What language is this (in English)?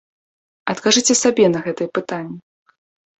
Belarusian